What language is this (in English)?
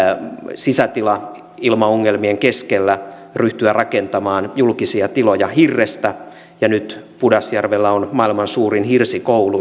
Finnish